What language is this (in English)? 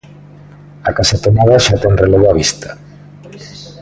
Galician